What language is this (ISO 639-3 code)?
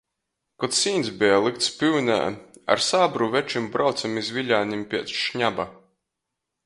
ltg